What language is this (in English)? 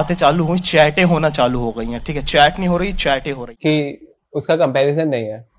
Hindi